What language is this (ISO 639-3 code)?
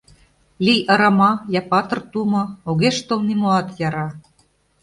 chm